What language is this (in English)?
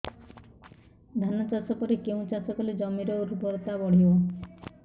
Odia